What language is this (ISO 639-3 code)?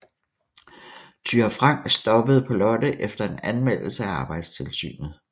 dan